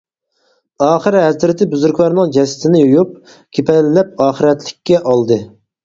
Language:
Uyghur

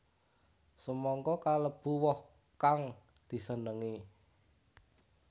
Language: Javanese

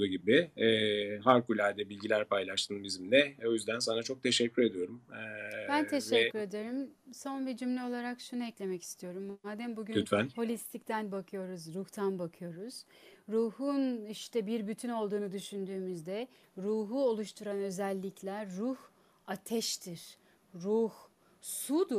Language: Turkish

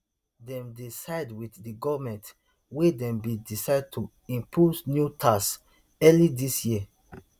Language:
Nigerian Pidgin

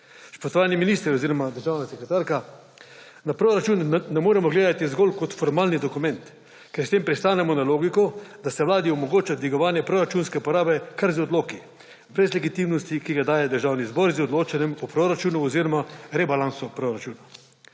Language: Slovenian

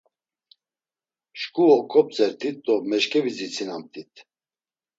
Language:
Laz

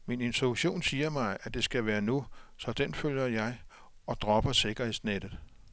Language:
Danish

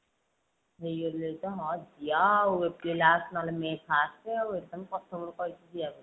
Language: Odia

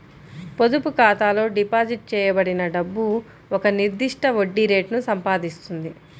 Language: Telugu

